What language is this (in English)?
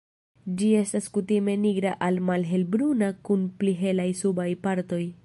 Esperanto